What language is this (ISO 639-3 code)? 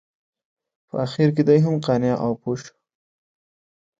pus